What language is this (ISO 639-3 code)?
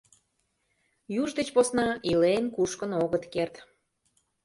chm